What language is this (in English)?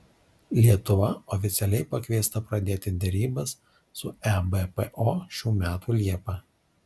Lithuanian